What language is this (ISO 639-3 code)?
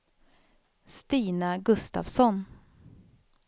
swe